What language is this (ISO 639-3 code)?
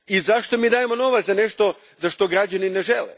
hrv